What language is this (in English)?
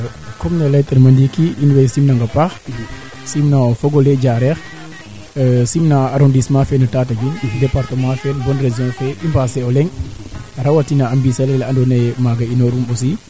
Serer